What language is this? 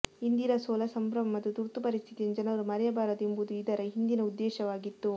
Kannada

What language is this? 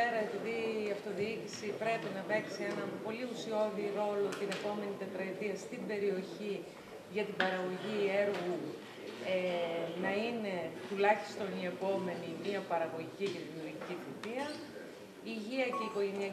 Greek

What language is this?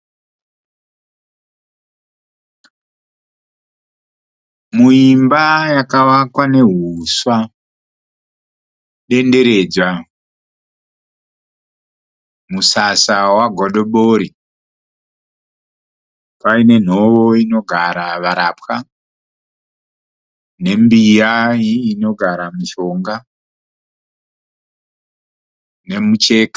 Shona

